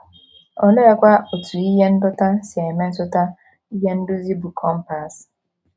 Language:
Igbo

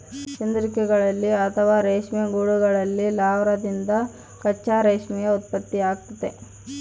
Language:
Kannada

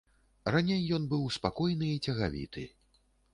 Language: Belarusian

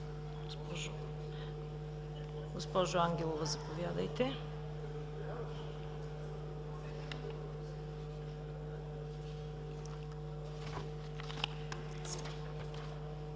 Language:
Bulgarian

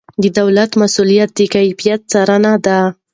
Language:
Pashto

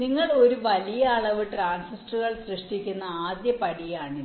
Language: Malayalam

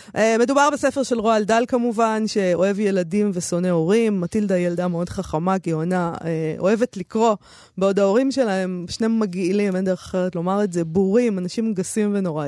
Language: Hebrew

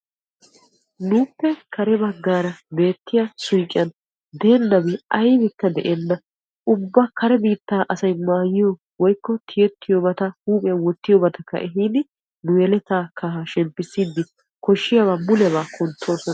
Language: Wolaytta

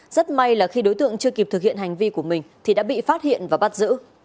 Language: Vietnamese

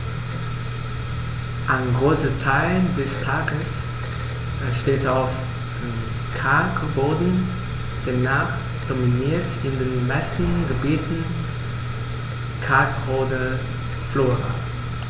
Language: German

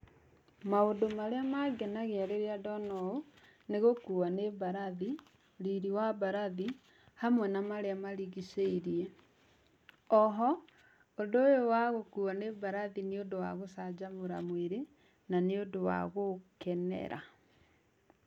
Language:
Kikuyu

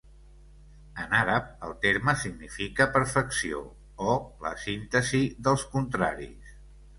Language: Catalan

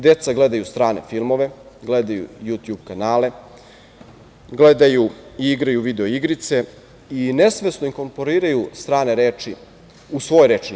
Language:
Serbian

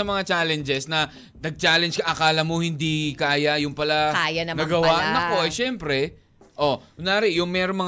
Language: Filipino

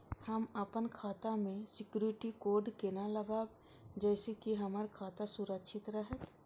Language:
Maithili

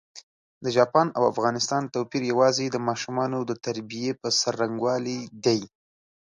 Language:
Pashto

